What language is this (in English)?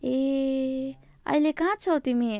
Nepali